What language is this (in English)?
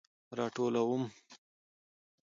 Pashto